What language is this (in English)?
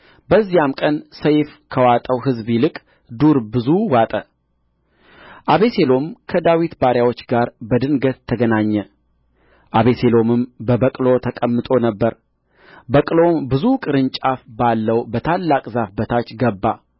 Amharic